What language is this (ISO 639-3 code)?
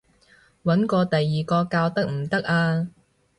yue